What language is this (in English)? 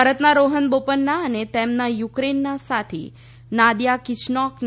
Gujarati